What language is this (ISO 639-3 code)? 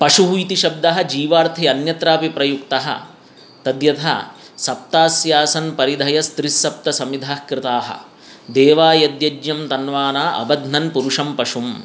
san